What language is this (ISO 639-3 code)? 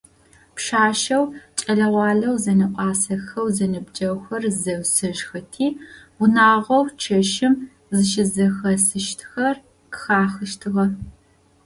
ady